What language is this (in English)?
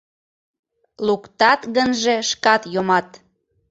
Mari